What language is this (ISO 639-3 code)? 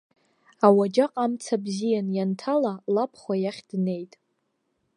abk